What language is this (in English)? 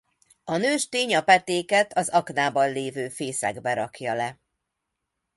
Hungarian